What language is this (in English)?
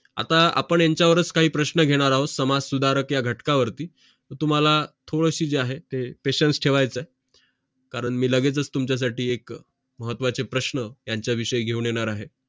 Marathi